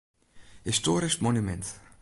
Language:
Western Frisian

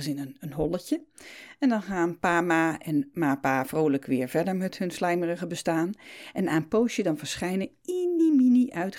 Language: Dutch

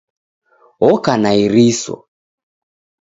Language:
Taita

